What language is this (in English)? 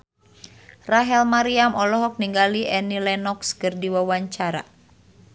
Sundanese